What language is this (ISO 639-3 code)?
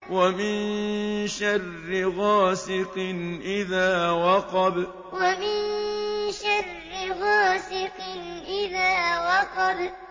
ara